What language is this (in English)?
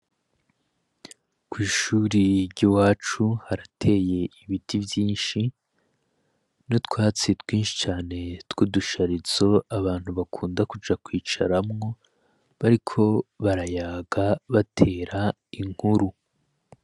Rundi